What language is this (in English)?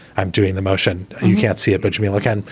English